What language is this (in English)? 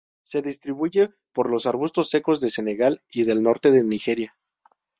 Spanish